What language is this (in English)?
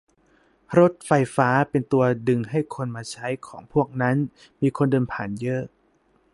Thai